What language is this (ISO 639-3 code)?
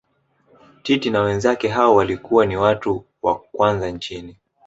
swa